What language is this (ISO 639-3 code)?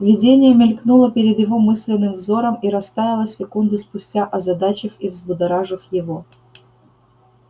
rus